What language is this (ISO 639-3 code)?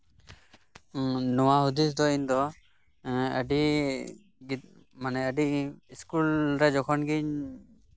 sat